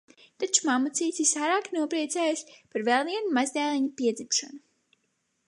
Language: Latvian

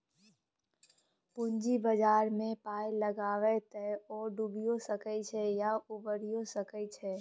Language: Maithili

